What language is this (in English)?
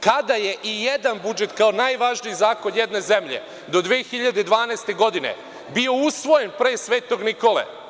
Serbian